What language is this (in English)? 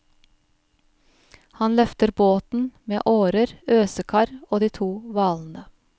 Norwegian